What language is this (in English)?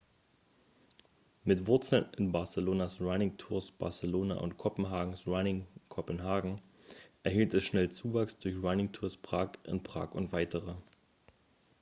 German